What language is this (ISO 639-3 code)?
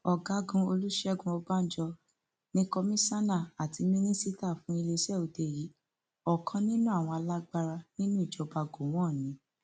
yor